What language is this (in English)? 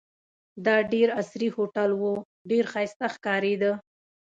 Pashto